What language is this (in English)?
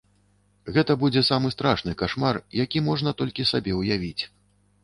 Belarusian